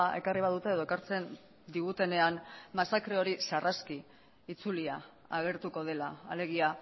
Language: Basque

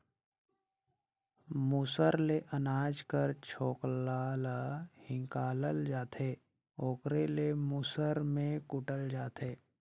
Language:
Chhattisgarhi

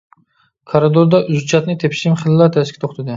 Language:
Uyghur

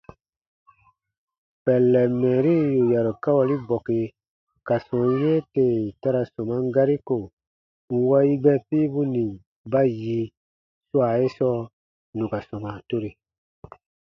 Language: Baatonum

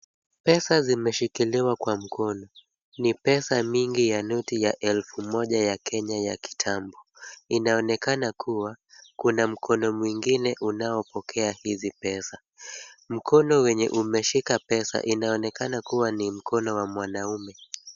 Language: Swahili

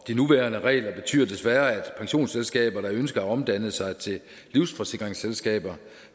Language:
Danish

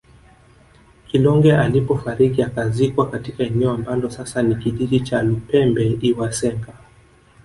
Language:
Swahili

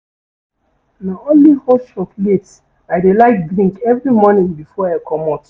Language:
Nigerian Pidgin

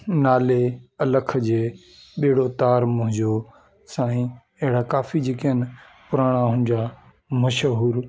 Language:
Sindhi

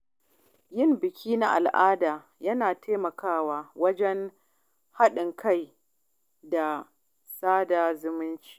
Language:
Hausa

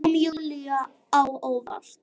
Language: Icelandic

